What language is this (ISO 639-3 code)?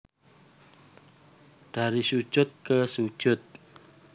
jav